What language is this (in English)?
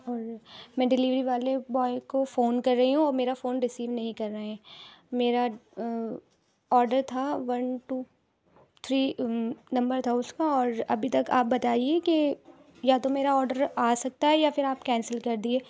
Urdu